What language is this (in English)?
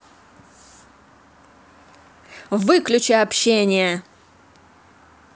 Russian